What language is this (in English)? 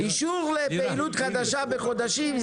Hebrew